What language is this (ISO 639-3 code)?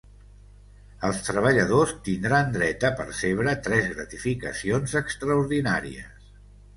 cat